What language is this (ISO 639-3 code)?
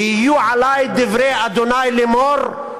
heb